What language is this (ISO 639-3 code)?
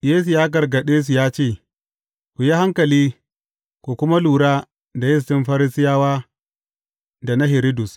hau